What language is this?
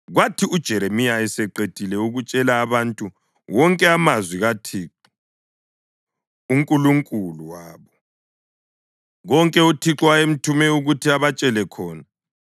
North Ndebele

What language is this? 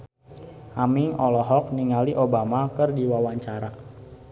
Sundanese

